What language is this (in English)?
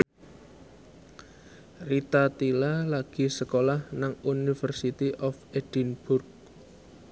Javanese